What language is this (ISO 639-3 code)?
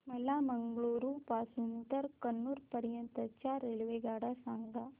mar